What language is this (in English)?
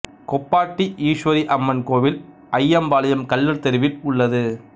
Tamil